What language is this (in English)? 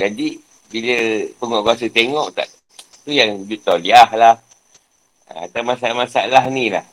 Malay